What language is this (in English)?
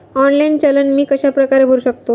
Marathi